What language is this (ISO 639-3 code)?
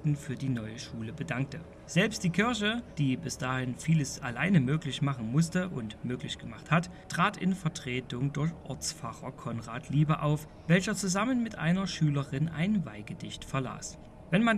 deu